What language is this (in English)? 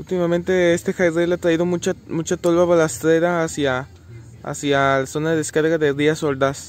Spanish